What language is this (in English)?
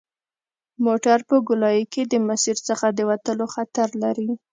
Pashto